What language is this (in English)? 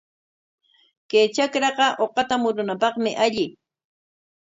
Corongo Ancash Quechua